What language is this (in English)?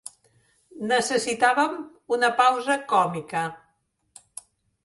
Catalan